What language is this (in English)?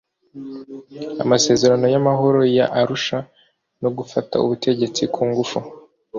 Kinyarwanda